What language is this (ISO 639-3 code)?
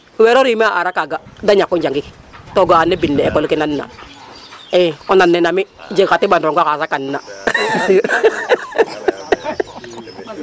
srr